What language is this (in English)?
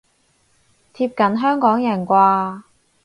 Cantonese